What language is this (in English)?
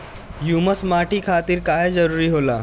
Bhojpuri